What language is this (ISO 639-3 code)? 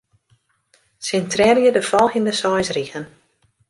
fry